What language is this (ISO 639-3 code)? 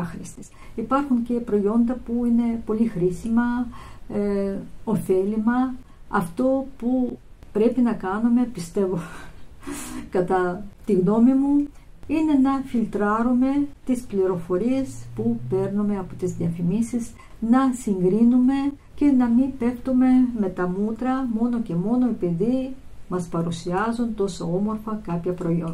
ell